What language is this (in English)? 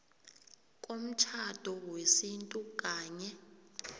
South Ndebele